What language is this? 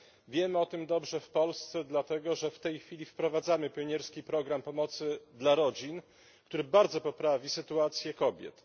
Polish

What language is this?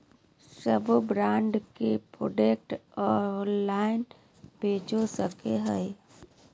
Magahi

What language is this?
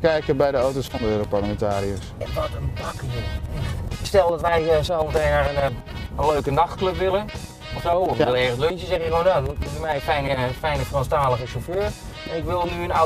Dutch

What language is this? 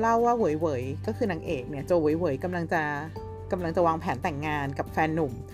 Thai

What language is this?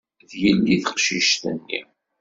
Kabyle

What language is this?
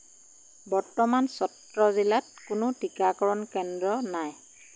Assamese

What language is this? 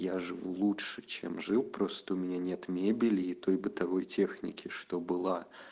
Russian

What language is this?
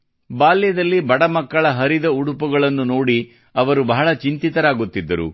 Kannada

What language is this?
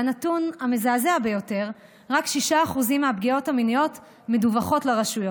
Hebrew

